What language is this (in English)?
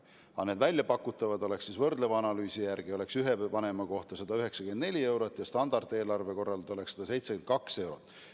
Estonian